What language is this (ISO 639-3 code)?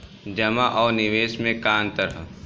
bho